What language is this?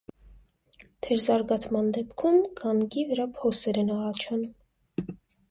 Armenian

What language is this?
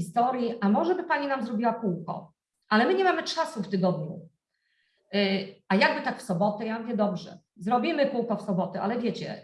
Polish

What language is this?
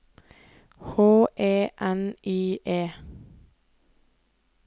Norwegian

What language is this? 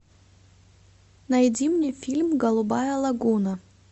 Russian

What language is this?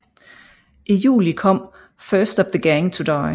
Danish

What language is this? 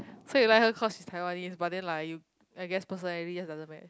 English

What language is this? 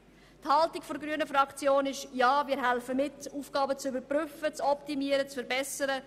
Swiss German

